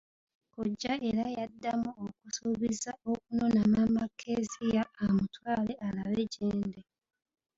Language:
Ganda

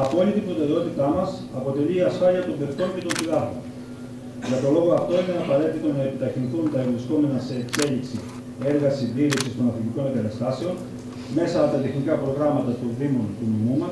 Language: Greek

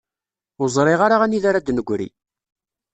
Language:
Kabyle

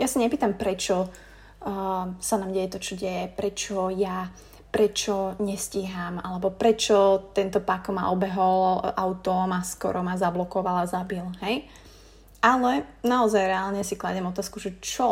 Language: Slovak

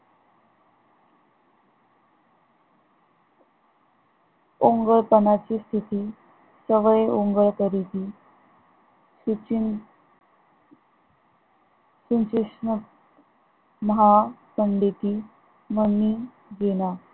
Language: Marathi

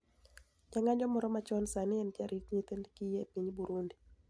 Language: Luo (Kenya and Tanzania)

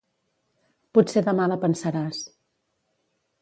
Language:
Catalan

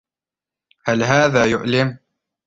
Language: Arabic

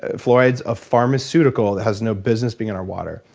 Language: English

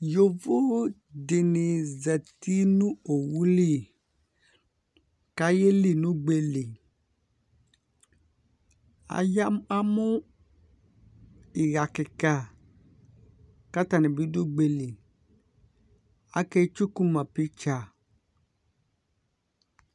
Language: Ikposo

